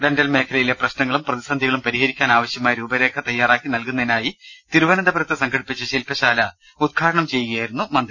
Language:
Malayalam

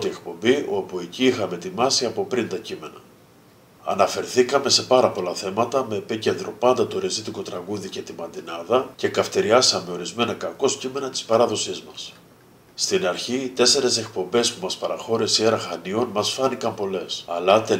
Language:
Greek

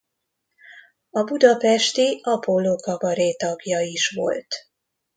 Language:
Hungarian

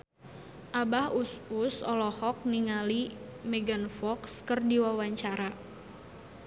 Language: Sundanese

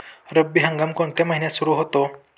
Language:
Marathi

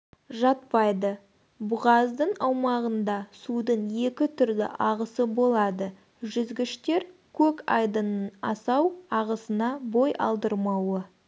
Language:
Kazakh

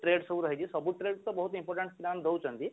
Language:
Odia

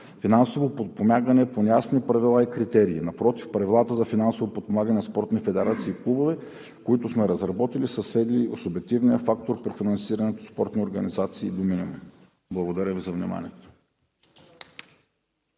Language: Bulgarian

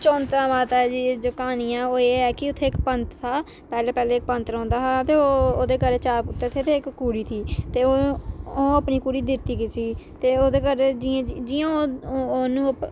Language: Dogri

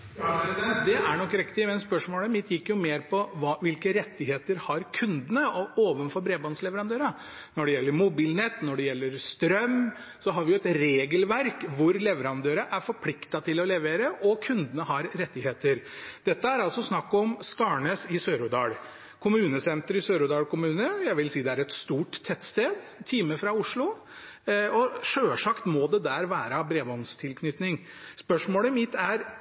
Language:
Norwegian Bokmål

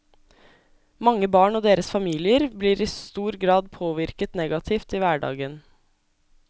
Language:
Norwegian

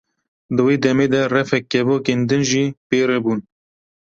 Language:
Kurdish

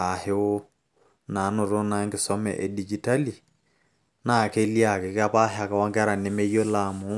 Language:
Masai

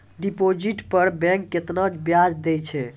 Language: Maithili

